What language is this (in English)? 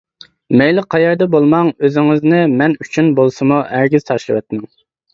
Uyghur